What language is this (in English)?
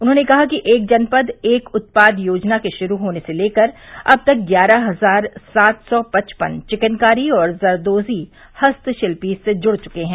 Hindi